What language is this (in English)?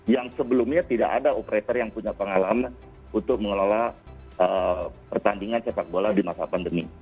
Indonesian